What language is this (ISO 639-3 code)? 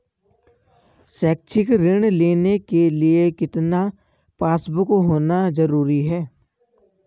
hin